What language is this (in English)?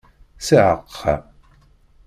Kabyle